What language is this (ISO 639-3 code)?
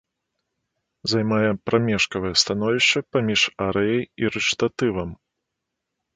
bel